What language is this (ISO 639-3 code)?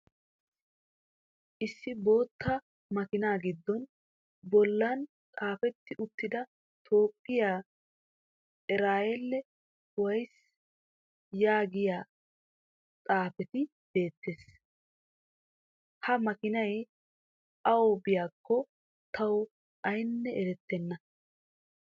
wal